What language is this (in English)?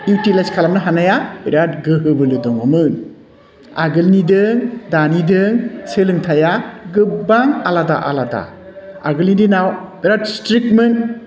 Bodo